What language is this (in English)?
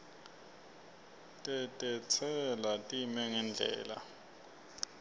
Swati